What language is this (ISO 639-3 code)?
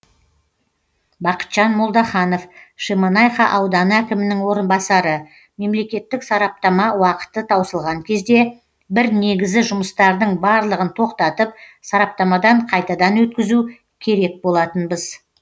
kaz